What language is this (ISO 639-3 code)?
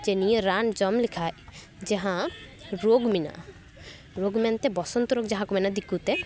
sat